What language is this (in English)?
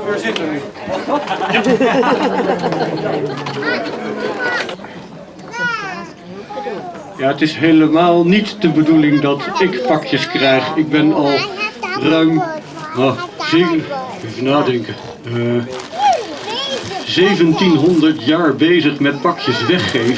Dutch